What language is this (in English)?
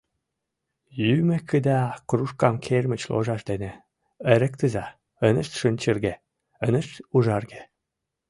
Mari